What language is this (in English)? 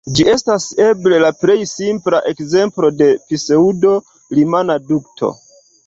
Esperanto